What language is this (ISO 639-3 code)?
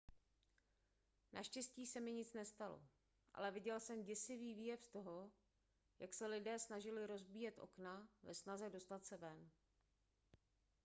ces